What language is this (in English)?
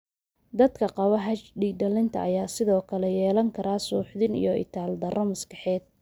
Somali